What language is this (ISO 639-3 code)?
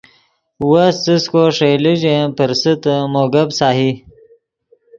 ydg